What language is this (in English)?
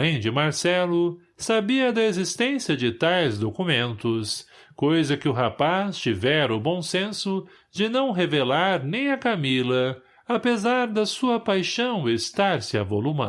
Portuguese